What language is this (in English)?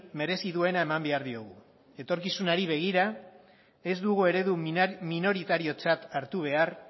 Basque